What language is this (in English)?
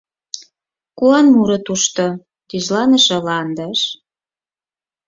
Mari